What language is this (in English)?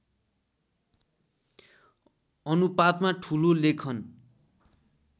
Nepali